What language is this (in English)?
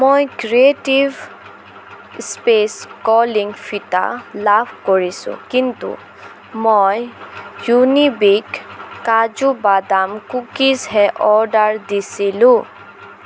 Assamese